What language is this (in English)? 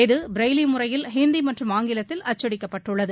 Tamil